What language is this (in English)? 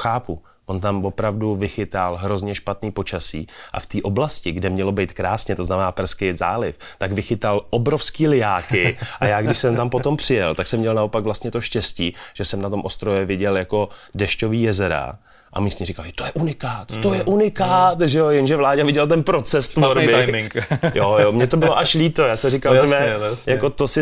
Czech